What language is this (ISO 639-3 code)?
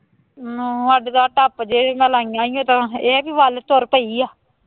pan